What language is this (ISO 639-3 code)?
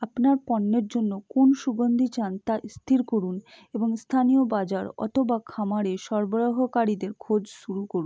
ben